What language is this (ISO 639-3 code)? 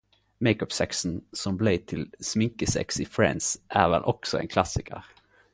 nno